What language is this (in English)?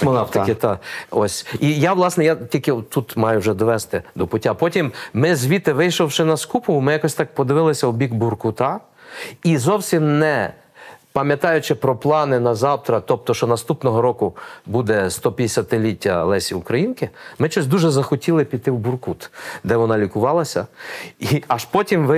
Ukrainian